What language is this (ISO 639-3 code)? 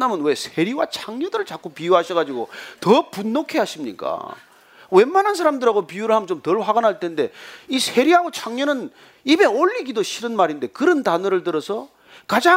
kor